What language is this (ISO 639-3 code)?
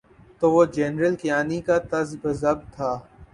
urd